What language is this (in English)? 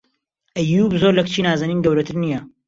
Central Kurdish